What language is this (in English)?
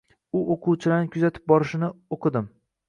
Uzbek